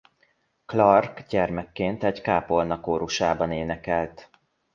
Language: Hungarian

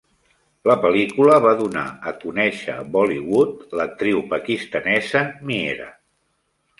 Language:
Catalan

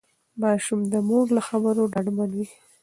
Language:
Pashto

